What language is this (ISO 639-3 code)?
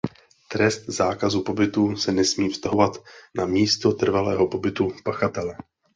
ces